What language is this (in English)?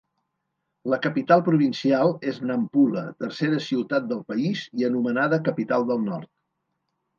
Catalan